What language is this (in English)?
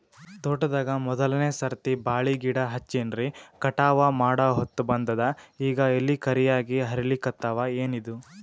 Kannada